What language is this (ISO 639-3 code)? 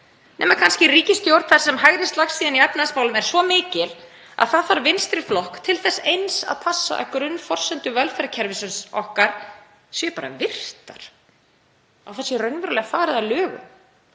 isl